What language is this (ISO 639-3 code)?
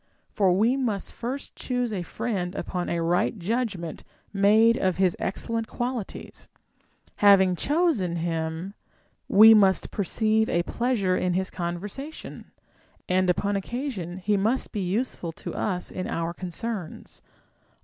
eng